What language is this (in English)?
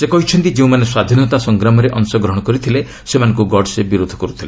Odia